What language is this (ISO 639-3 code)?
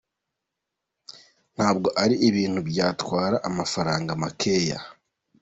kin